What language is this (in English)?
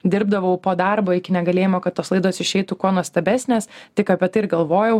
Lithuanian